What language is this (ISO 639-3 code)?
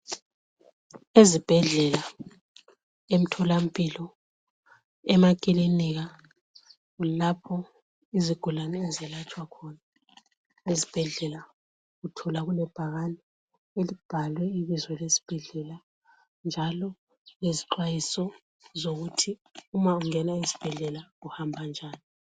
nde